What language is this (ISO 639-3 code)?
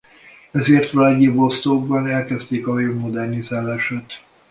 hun